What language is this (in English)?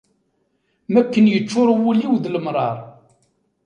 Kabyle